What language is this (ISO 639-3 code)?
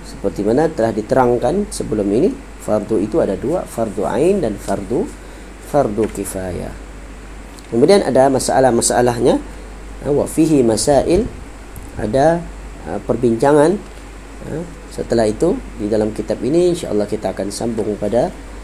msa